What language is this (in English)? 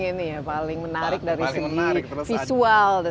Indonesian